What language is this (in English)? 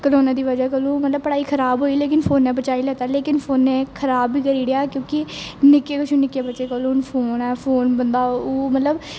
Dogri